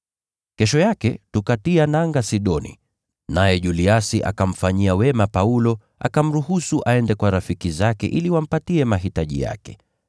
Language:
Swahili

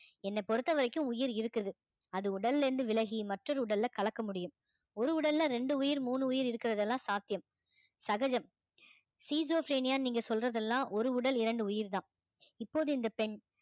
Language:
Tamil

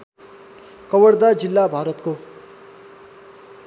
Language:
Nepali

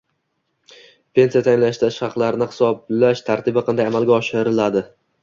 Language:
Uzbek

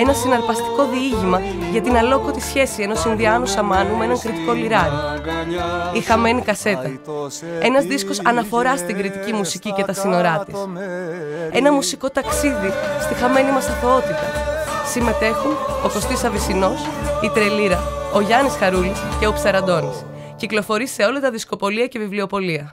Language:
Greek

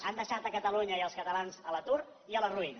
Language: Catalan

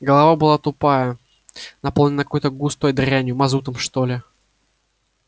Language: Russian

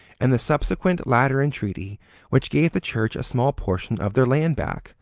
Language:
English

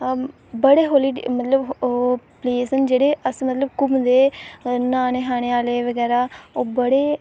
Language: Dogri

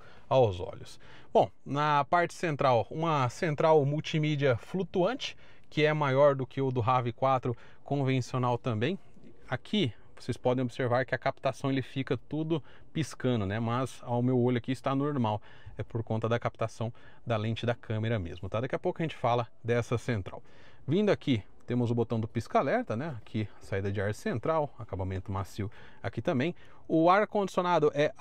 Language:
Portuguese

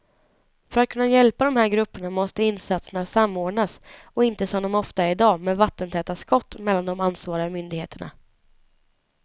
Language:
Swedish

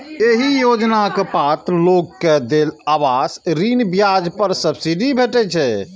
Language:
Maithili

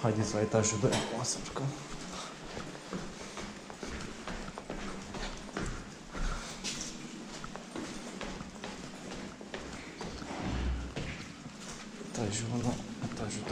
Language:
Romanian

